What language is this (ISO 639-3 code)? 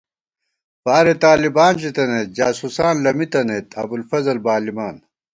gwt